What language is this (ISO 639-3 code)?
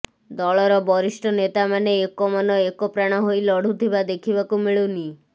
ori